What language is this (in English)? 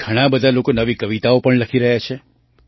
Gujarati